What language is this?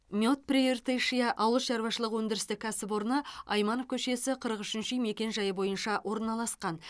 Kazakh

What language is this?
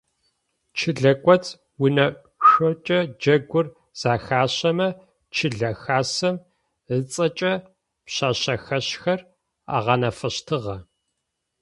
Adyghe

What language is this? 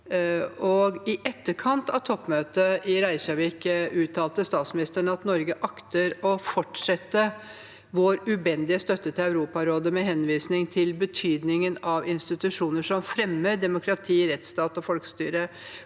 Norwegian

